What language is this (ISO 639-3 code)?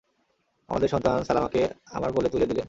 ben